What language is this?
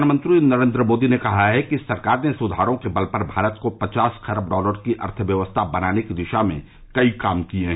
Hindi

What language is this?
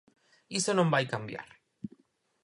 Galician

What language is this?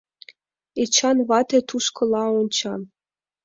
Mari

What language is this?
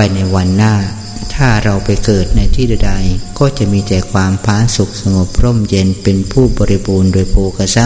Thai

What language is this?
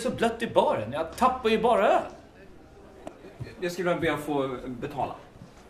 Swedish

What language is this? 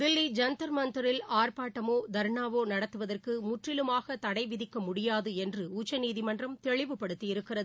Tamil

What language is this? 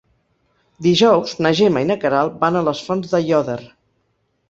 Catalan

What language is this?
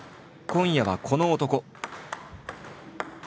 Japanese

